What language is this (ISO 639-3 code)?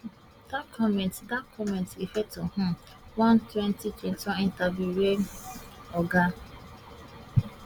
pcm